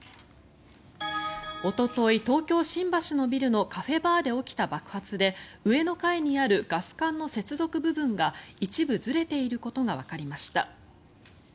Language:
Japanese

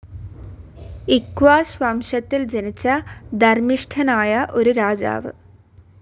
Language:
Malayalam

